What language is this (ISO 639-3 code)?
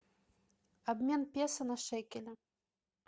rus